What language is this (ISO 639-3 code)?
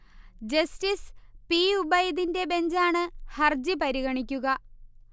mal